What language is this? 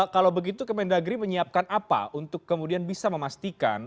Indonesian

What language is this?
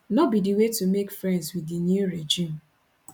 Nigerian Pidgin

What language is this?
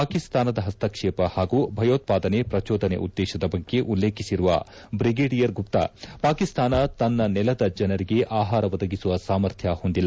Kannada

